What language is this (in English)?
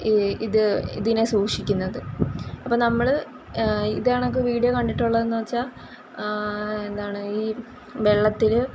Malayalam